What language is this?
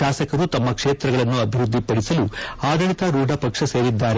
Kannada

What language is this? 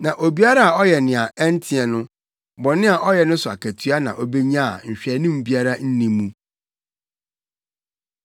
Akan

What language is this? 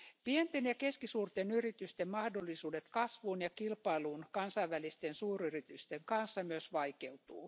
Finnish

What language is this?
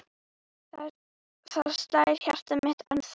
Icelandic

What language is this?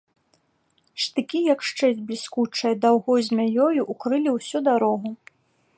Belarusian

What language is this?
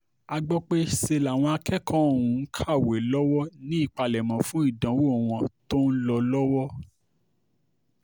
Yoruba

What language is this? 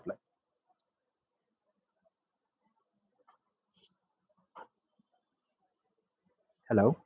Tamil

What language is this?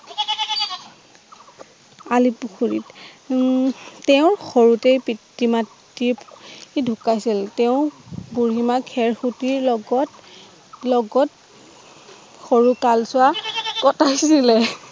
Assamese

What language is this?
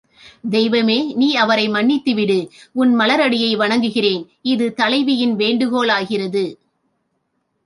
Tamil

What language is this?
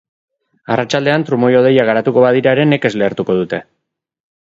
Basque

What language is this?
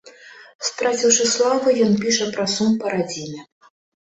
Belarusian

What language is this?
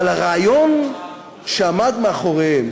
Hebrew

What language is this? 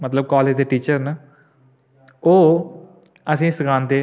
Dogri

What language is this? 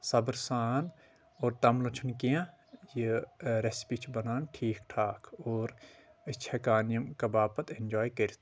Kashmiri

